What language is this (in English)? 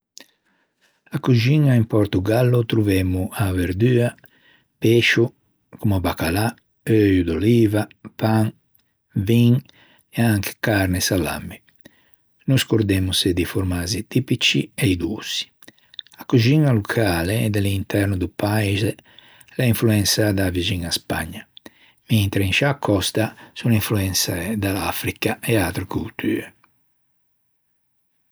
Ligurian